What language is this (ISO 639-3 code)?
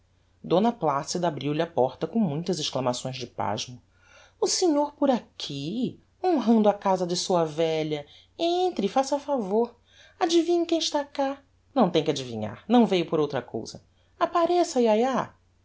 por